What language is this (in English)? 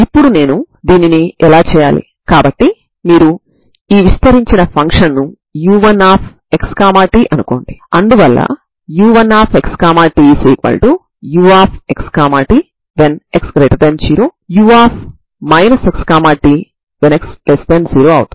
Telugu